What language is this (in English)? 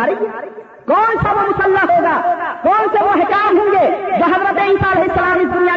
Urdu